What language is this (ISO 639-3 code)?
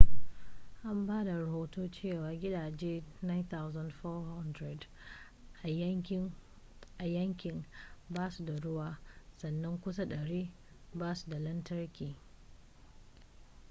hau